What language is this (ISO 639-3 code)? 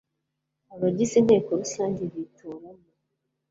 kin